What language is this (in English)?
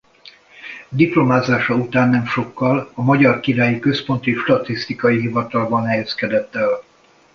Hungarian